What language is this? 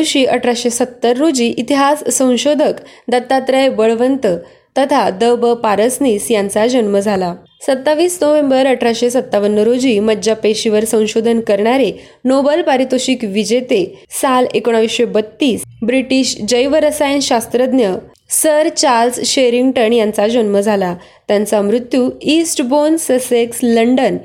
Marathi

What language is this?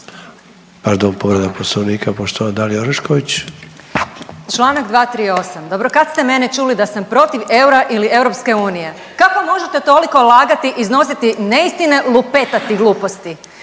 Croatian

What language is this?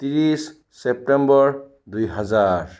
Assamese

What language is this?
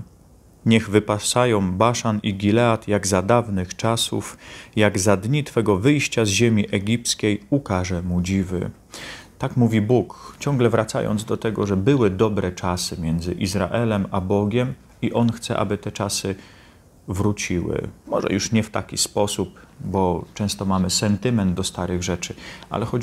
Polish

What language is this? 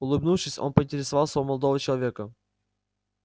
Russian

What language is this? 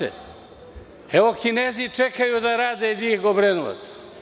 Serbian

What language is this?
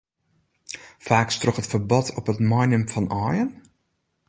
Western Frisian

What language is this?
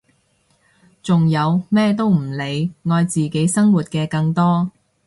Cantonese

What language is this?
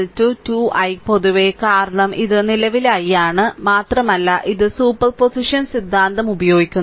Malayalam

